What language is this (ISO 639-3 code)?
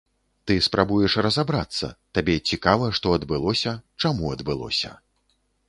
bel